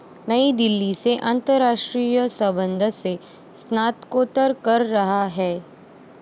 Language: Marathi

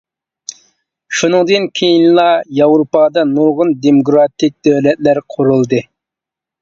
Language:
Uyghur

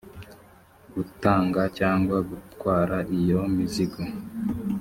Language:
Kinyarwanda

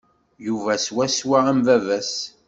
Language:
Kabyle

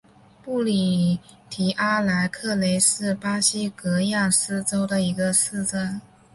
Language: Chinese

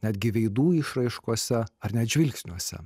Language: Lithuanian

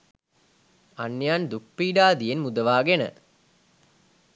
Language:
Sinhala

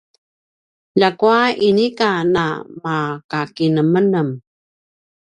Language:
Paiwan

